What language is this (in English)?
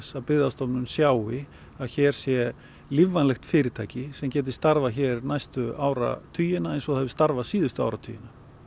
Icelandic